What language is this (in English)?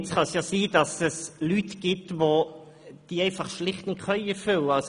Swiss German